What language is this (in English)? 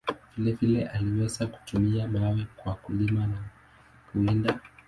Swahili